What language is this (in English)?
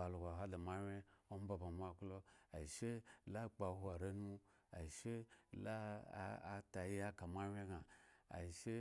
Eggon